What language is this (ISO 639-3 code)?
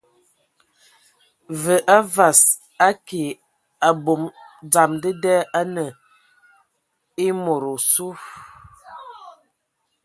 ewo